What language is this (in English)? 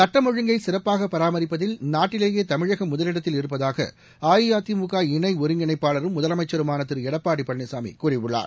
Tamil